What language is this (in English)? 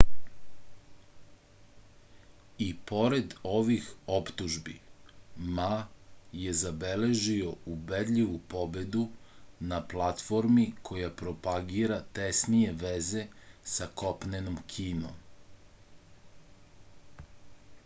Serbian